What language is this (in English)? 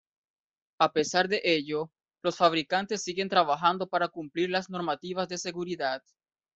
Spanish